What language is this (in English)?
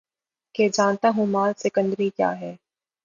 Urdu